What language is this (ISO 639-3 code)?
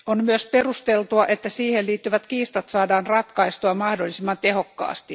fin